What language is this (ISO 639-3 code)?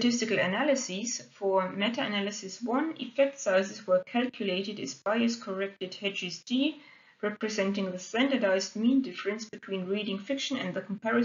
eng